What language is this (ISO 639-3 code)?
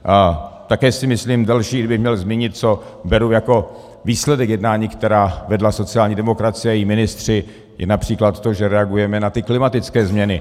ces